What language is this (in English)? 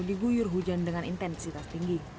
Indonesian